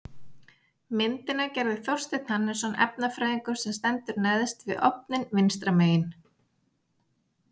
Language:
Icelandic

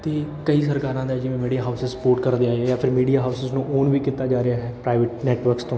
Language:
Punjabi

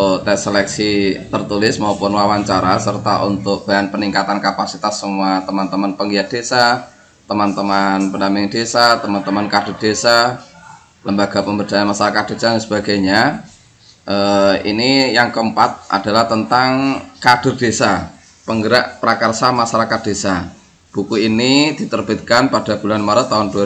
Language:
Indonesian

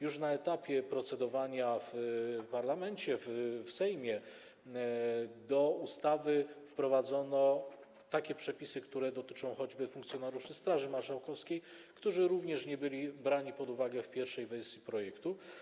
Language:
Polish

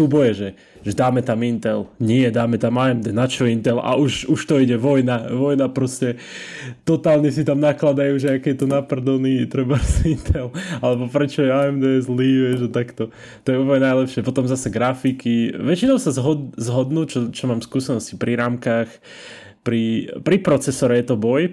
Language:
Slovak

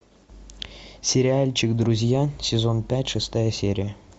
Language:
Russian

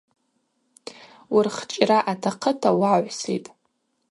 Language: Abaza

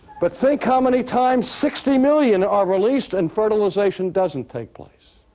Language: English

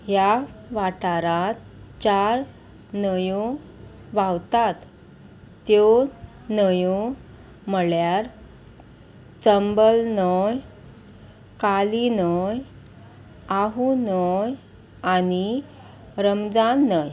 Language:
Konkani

